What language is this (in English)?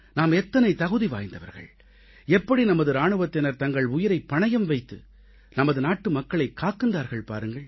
Tamil